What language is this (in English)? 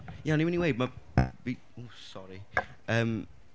Welsh